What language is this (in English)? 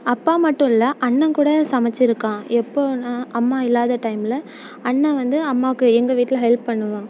Tamil